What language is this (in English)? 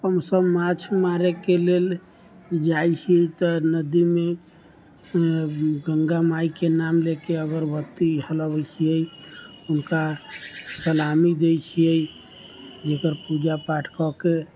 Maithili